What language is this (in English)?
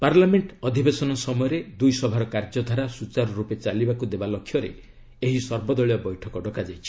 Odia